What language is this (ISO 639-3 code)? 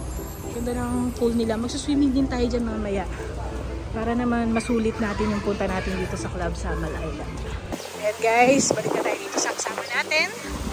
fil